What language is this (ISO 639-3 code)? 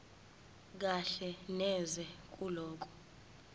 zul